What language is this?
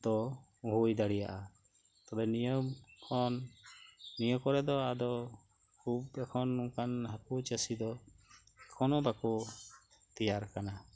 Santali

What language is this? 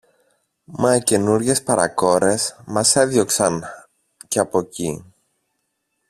Greek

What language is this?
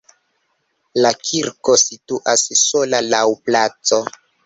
Esperanto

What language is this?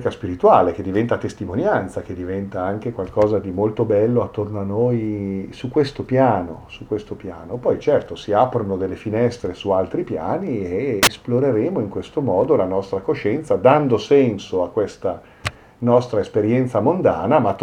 Italian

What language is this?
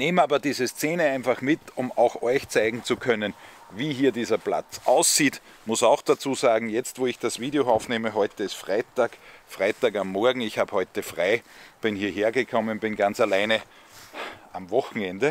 German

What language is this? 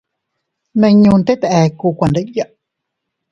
Teutila Cuicatec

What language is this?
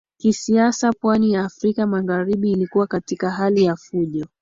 Swahili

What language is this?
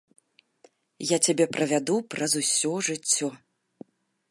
Belarusian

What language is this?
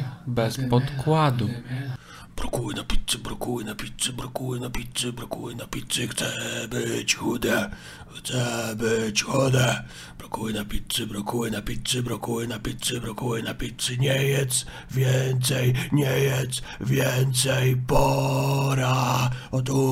Polish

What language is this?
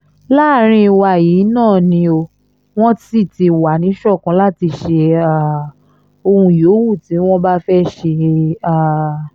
Yoruba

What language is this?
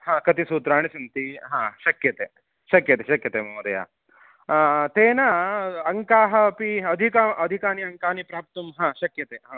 Sanskrit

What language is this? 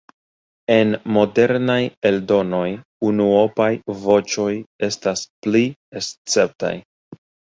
Esperanto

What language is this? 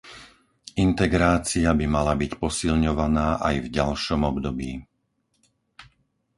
Slovak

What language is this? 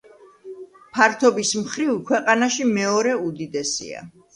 Georgian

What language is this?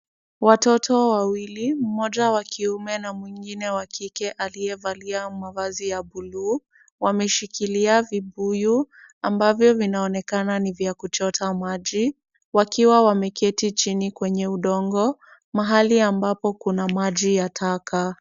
Swahili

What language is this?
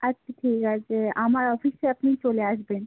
Bangla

